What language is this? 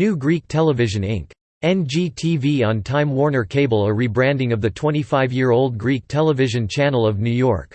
English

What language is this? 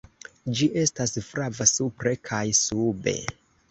Esperanto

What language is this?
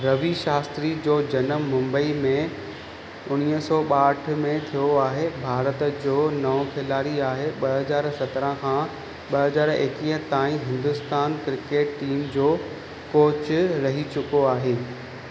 Sindhi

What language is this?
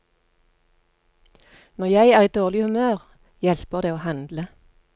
Norwegian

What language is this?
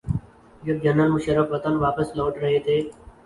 Urdu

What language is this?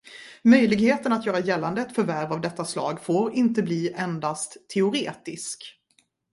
Swedish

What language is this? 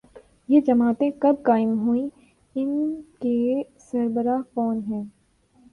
Urdu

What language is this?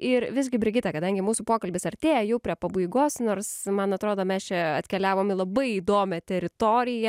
Lithuanian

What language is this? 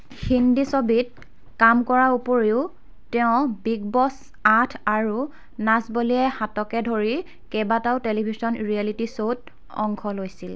Assamese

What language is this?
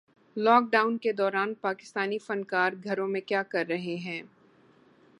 Urdu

